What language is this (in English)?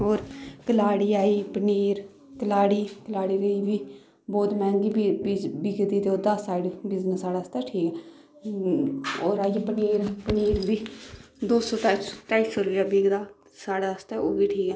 Dogri